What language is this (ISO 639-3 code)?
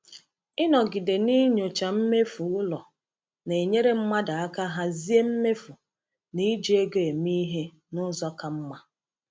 ibo